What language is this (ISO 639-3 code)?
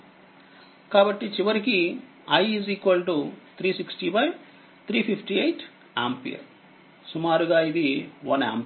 tel